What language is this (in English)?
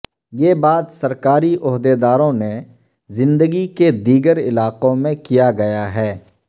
Urdu